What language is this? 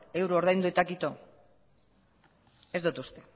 Basque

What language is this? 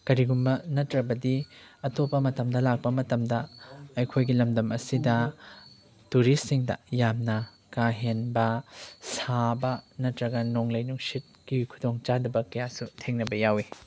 Manipuri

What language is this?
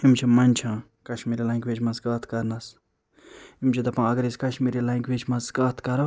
Kashmiri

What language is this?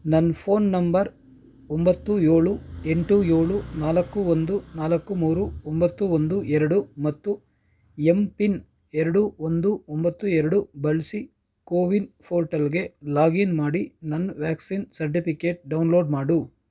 Kannada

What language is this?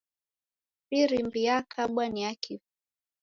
Taita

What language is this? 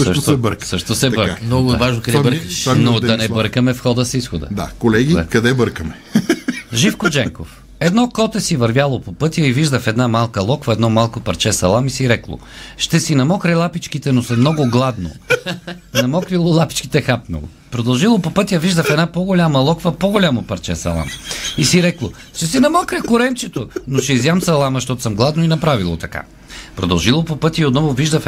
Bulgarian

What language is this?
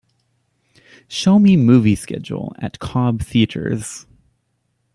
English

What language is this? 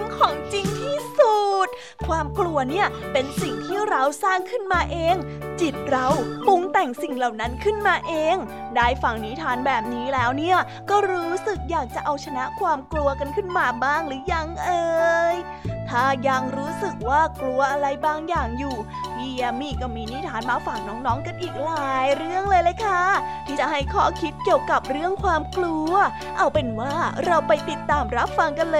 Thai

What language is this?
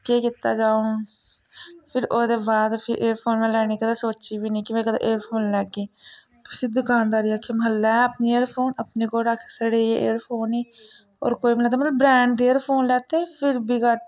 Dogri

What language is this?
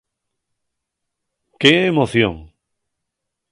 Asturian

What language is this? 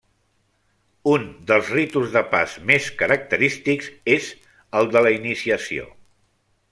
Catalan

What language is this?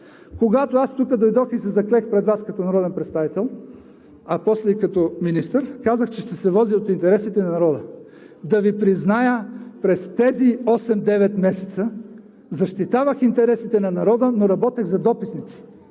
Bulgarian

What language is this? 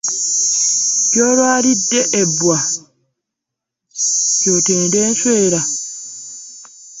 Ganda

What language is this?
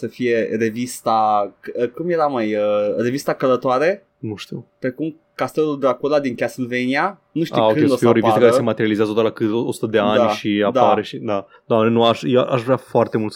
Romanian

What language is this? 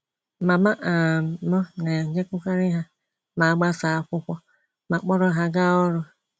Igbo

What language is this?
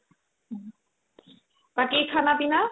Assamese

